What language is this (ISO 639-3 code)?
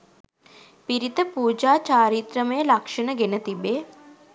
sin